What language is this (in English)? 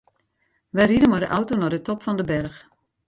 Western Frisian